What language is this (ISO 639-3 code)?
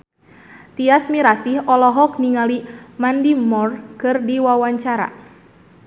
sun